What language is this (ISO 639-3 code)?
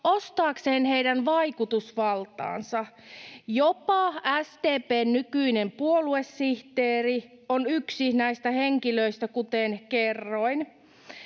fin